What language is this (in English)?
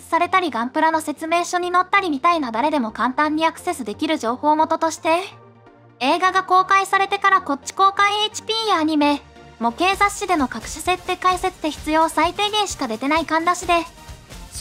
Japanese